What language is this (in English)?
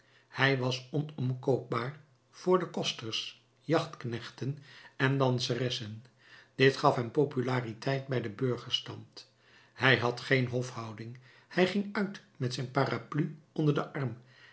Dutch